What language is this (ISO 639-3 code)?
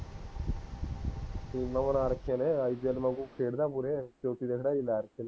pan